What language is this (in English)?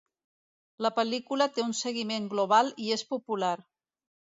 Catalan